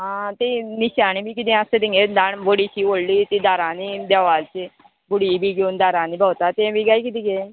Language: Konkani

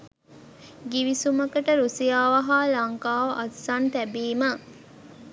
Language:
Sinhala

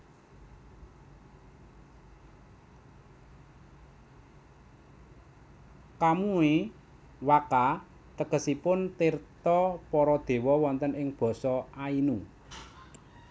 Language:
Javanese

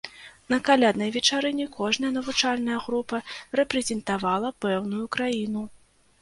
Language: Belarusian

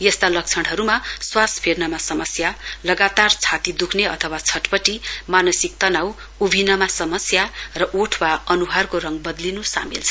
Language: Nepali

